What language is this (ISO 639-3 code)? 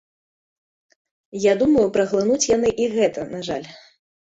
bel